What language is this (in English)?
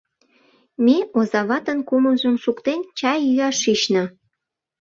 Mari